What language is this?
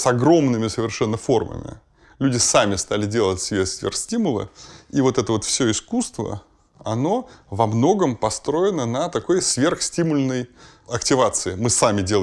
Russian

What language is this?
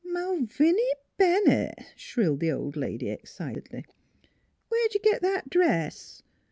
English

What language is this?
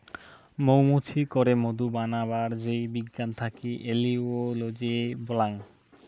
Bangla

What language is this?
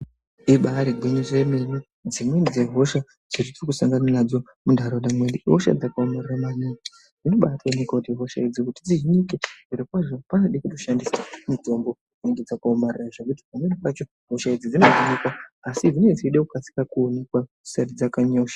Ndau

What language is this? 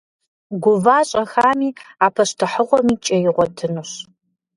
Kabardian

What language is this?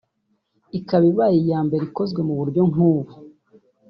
Kinyarwanda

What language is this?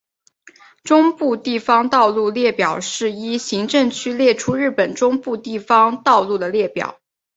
Chinese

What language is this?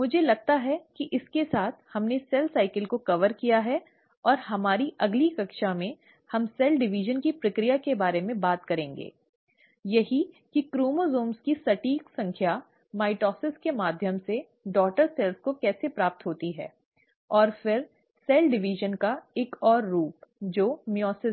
Hindi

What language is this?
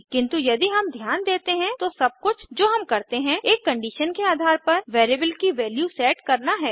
Hindi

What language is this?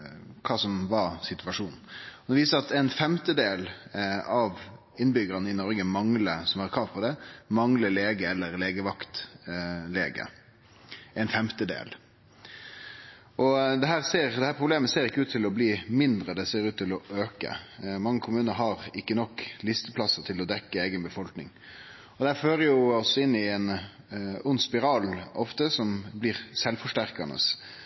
Norwegian Nynorsk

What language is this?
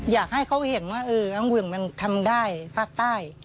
Thai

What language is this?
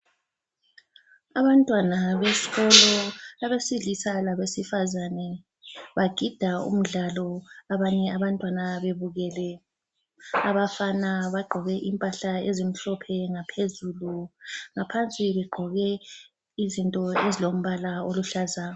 North Ndebele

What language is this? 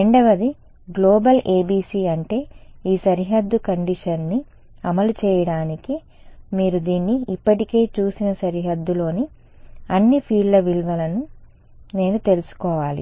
Telugu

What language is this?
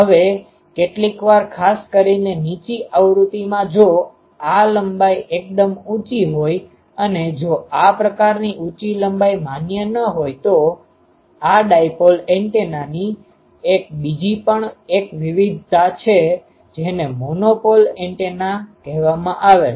Gujarati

